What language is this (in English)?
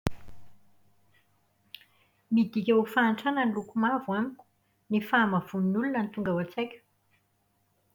Malagasy